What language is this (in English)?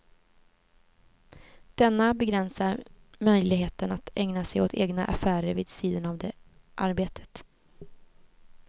Swedish